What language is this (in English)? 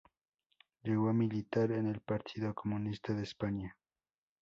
Spanish